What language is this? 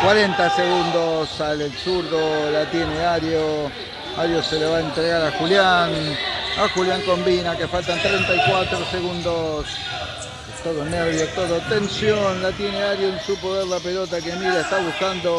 Spanish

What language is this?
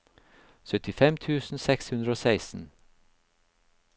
Norwegian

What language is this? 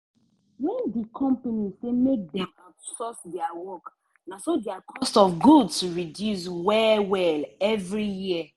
Nigerian Pidgin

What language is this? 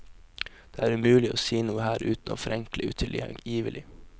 Norwegian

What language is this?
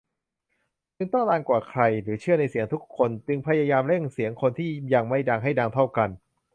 Thai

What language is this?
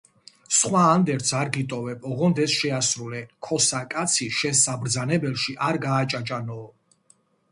Georgian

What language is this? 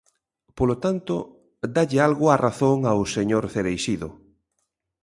Galician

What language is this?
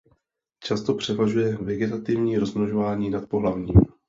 Czech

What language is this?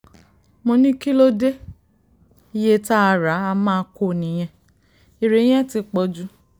Yoruba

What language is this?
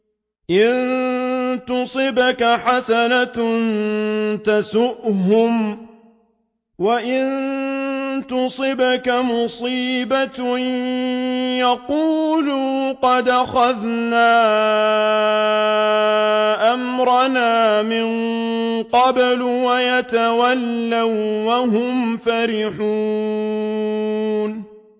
Arabic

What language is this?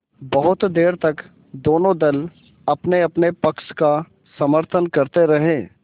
Hindi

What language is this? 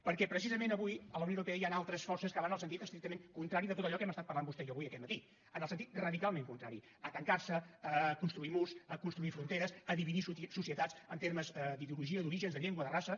Catalan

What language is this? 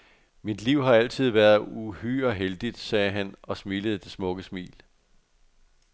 Danish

